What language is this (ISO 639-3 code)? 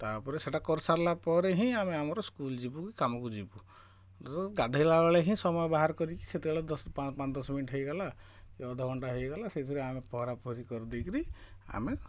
ori